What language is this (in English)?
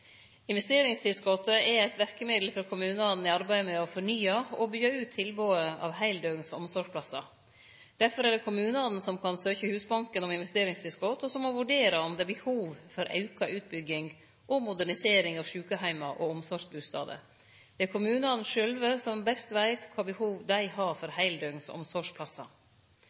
Norwegian Nynorsk